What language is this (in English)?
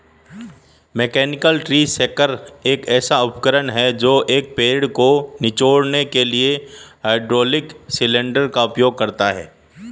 Hindi